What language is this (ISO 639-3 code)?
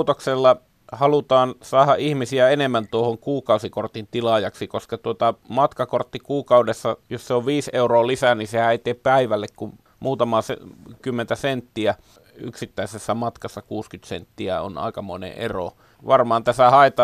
fin